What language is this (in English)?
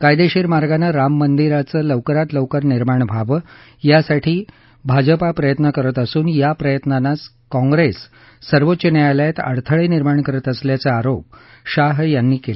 Marathi